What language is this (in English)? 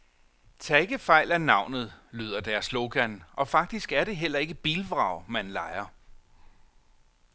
Danish